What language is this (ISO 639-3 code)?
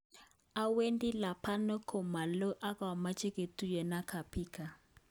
kln